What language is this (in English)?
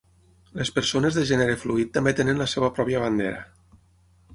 Catalan